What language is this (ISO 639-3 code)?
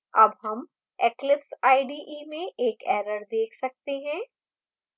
hin